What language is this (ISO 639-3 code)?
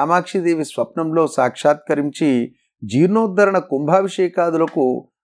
tel